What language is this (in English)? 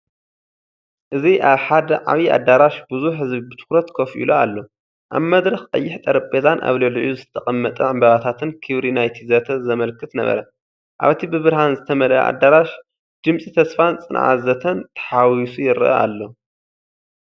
Tigrinya